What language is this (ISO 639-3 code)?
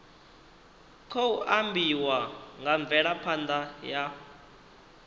ven